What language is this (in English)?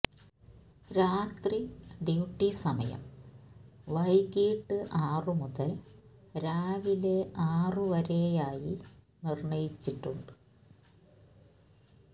Malayalam